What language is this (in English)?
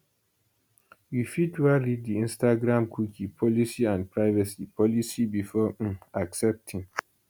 Nigerian Pidgin